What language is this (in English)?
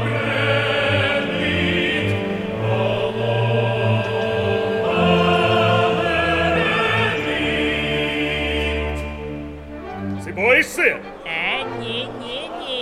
Ukrainian